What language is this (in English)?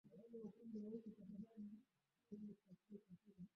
Swahili